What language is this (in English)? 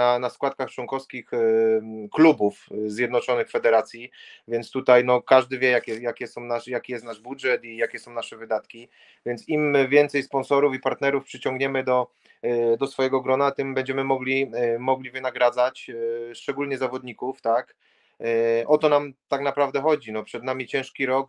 Polish